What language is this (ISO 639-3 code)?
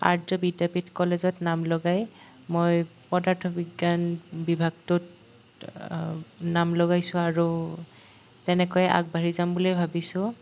asm